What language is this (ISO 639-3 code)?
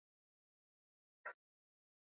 swa